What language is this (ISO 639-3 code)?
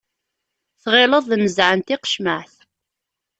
kab